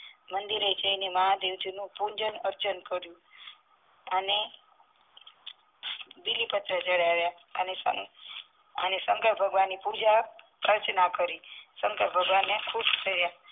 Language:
Gujarati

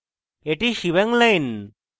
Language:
Bangla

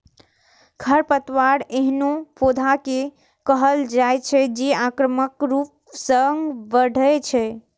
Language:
Maithili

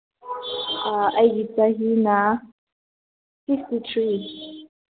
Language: Manipuri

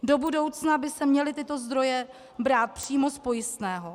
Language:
Czech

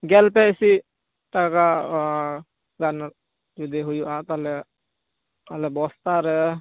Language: Santali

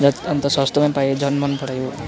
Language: Nepali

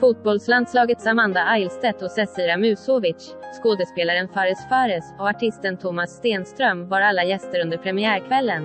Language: Swedish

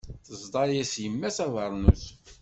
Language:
Kabyle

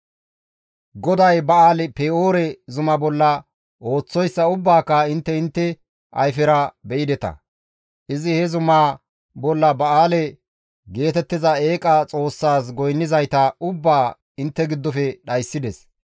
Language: Gamo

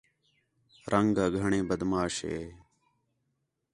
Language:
Khetrani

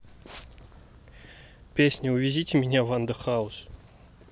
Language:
Russian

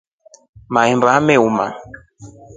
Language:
Rombo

